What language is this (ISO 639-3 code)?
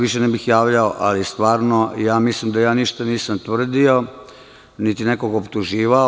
srp